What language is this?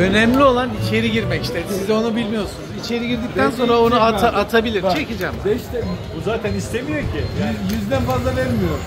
Turkish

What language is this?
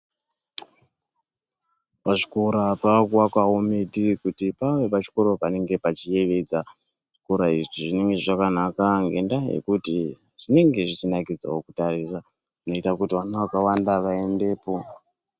Ndau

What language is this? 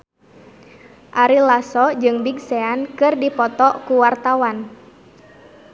Sundanese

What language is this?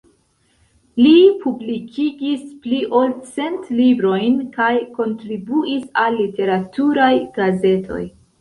Esperanto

